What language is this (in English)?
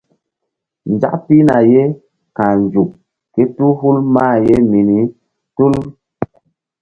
Mbum